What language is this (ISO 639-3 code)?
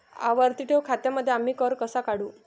mar